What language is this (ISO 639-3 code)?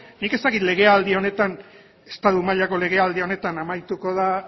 eus